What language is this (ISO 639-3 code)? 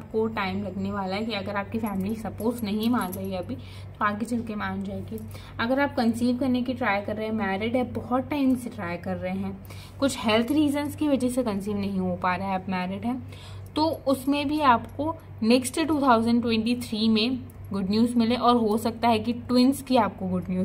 hin